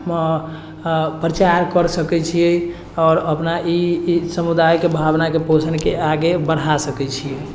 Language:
Maithili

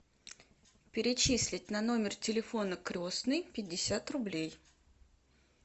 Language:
Russian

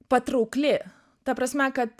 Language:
Lithuanian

